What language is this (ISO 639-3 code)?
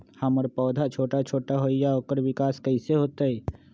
mag